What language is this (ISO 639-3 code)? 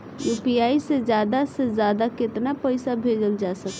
bho